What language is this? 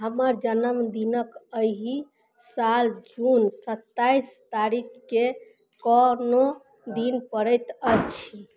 Maithili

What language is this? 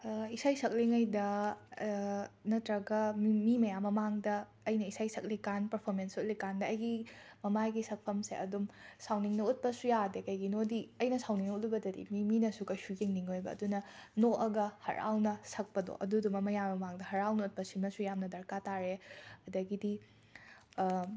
Manipuri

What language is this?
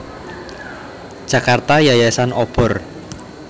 Javanese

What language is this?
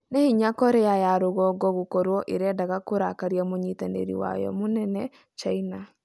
Kikuyu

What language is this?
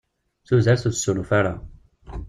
Kabyle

